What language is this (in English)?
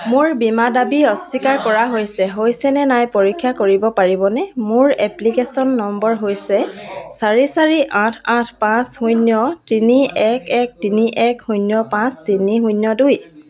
Assamese